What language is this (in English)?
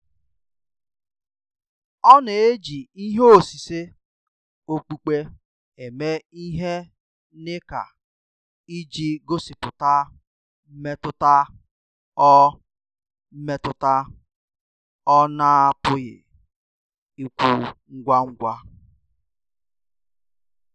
Igbo